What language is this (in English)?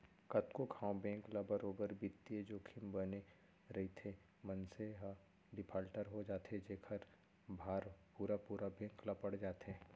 Chhattisgarhi